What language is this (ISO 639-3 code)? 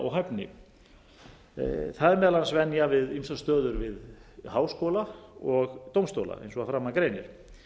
isl